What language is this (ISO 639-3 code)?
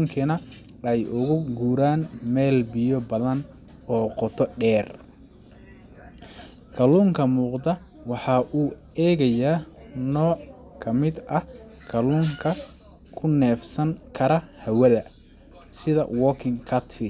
som